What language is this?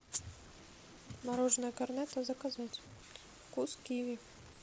Russian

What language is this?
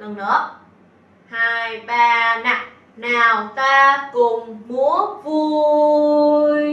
Vietnamese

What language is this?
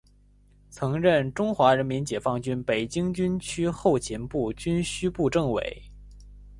Chinese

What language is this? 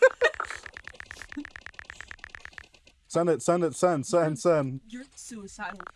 English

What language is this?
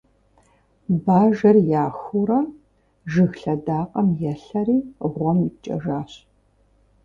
Kabardian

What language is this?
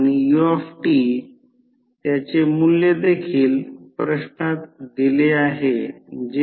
Marathi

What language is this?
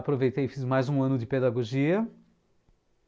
Portuguese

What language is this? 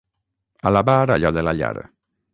Catalan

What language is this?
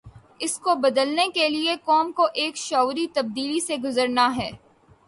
Urdu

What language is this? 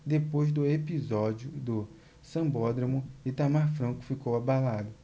Portuguese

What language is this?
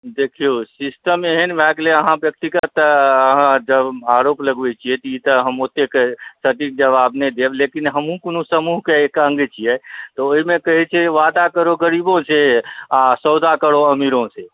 Maithili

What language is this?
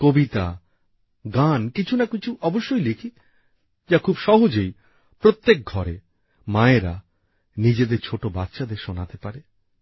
Bangla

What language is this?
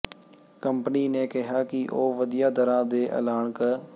Punjabi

